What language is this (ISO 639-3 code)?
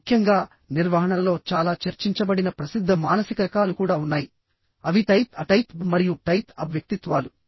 tel